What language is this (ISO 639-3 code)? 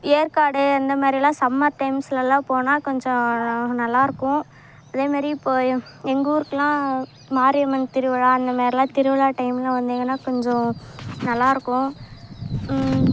tam